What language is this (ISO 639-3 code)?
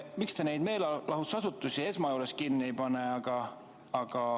est